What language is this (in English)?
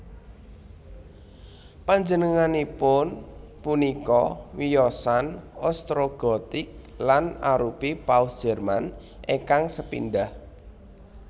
Javanese